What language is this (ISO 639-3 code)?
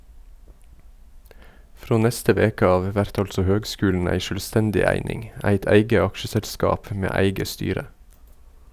nor